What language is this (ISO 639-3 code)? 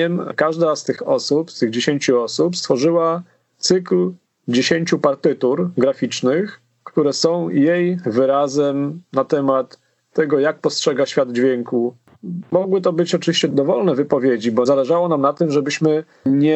pol